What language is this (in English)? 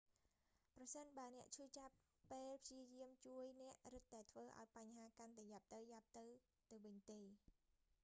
Khmer